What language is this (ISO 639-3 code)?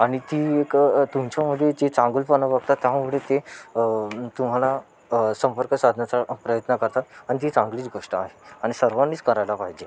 mar